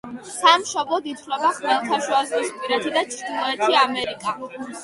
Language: Georgian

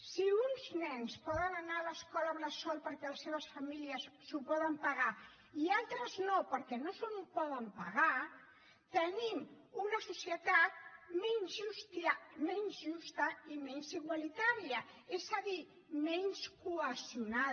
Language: Catalan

